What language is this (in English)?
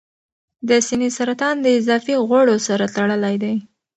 Pashto